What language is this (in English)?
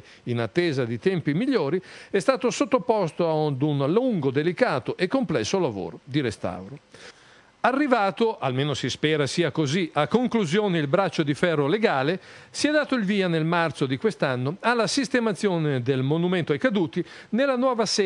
Italian